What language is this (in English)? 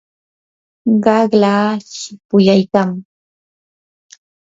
Yanahuanca Pasco Quechua